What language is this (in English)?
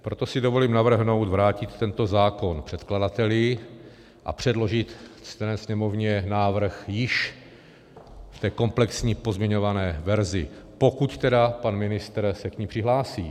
Czech